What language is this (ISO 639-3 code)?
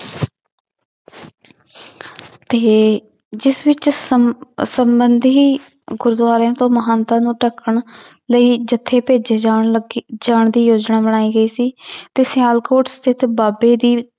pan